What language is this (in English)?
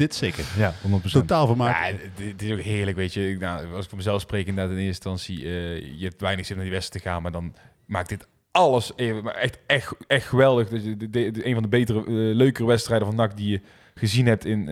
Dutch